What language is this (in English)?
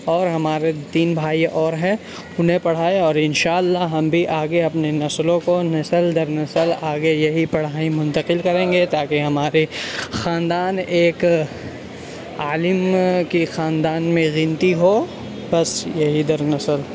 Urdu